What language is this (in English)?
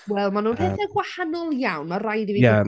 Welsh